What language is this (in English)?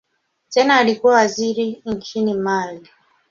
Swahili